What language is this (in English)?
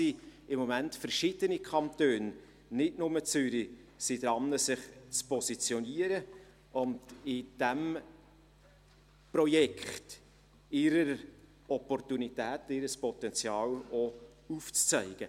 Swiss German